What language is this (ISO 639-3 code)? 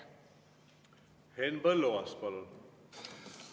est